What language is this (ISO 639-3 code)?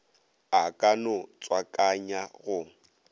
nso